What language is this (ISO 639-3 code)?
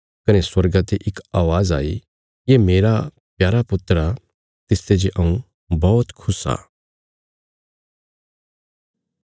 kfs